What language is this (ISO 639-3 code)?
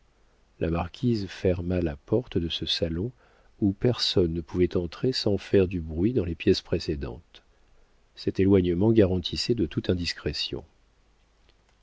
fra